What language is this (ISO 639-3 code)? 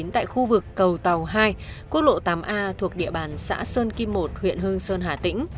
vie